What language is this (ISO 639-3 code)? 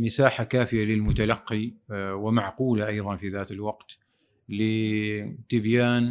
ara